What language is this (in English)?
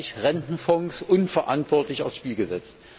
German